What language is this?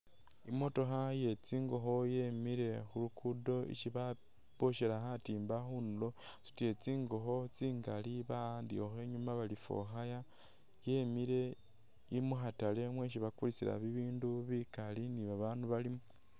Masaaba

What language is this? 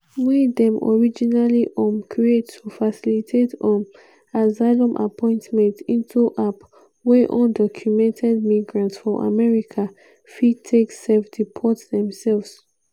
Nigerian Pidgin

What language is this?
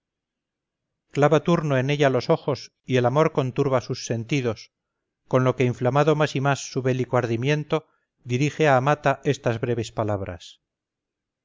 Spanish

